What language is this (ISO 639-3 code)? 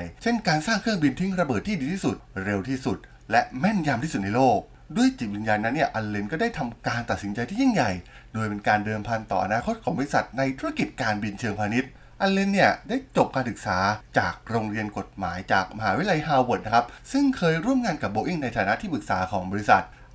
tha